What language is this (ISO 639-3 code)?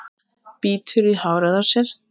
isl